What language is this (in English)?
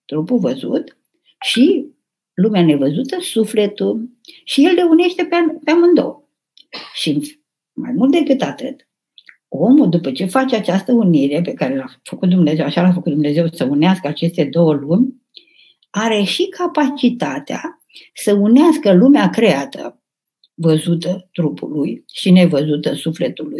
Romanian